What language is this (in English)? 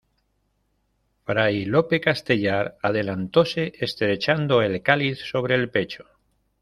Spanish